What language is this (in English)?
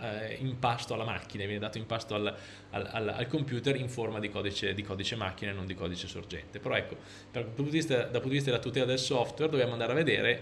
Italian